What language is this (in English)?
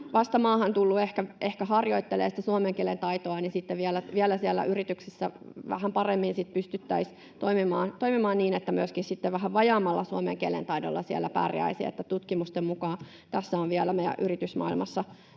Finnish